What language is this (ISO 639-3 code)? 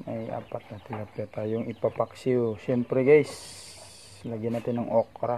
fil